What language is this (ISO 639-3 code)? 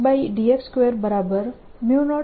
guj